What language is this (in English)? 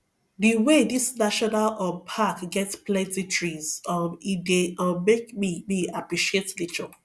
Nigerian Pidgin